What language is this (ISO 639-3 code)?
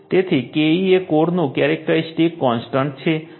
guj